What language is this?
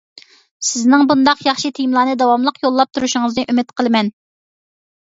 Uyghur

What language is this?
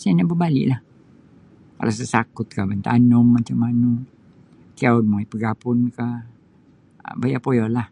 Sabah Bisaya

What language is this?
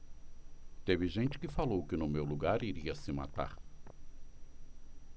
Portuguese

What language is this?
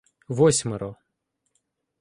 Ukrainian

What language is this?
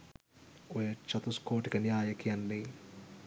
Sinhala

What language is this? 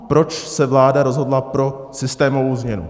Czech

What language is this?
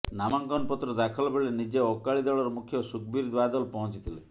Odia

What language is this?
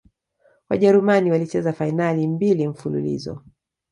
Swahili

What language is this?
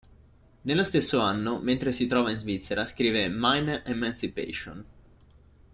Italian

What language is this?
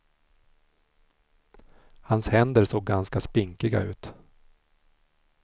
Swedish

